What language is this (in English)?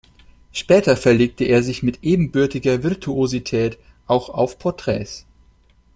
German